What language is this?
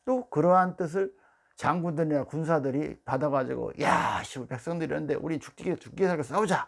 Korean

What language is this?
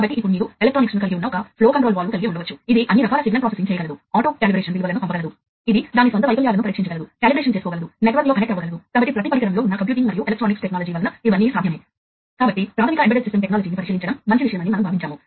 Telugu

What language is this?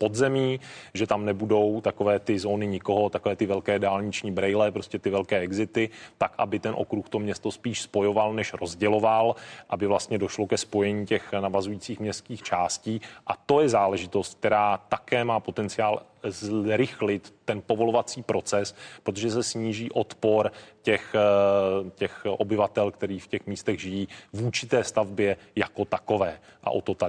Czech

